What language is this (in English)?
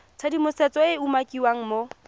Tswana